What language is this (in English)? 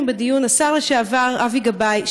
Hebrew